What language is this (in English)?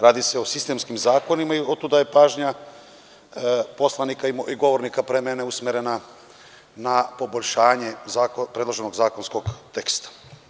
Serbian